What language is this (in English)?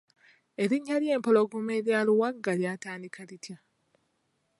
Ganda